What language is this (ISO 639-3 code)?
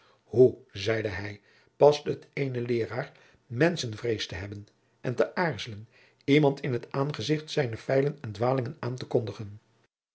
nld